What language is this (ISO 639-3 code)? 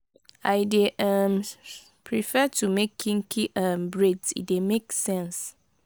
pcm